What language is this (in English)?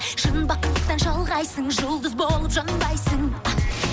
Kazakh